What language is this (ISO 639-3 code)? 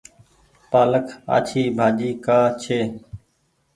gig